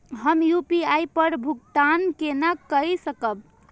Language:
Maithili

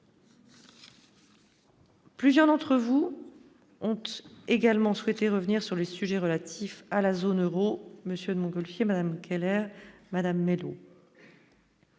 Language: French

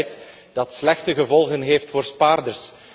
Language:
Dutch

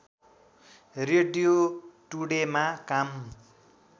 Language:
Nepali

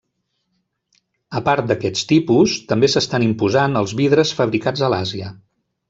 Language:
Catalan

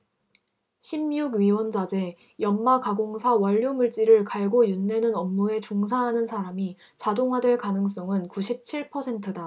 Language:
Korean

